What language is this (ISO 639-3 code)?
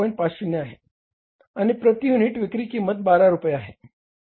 mar